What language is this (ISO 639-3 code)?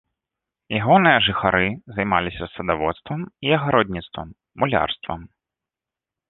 bel